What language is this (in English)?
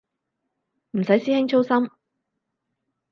Cantonese